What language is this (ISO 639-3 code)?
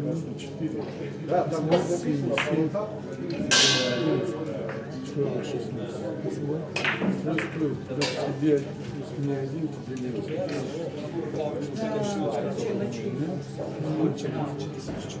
rus